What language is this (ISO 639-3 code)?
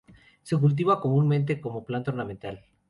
spa